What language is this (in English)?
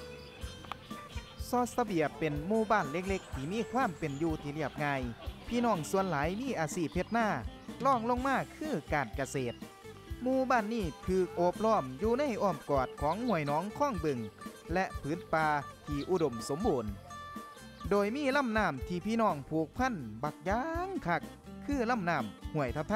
Thai